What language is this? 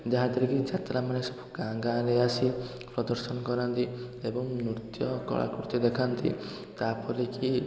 Odia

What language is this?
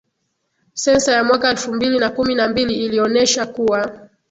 Swahili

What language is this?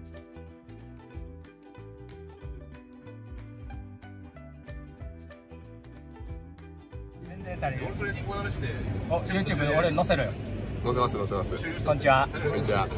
Japanese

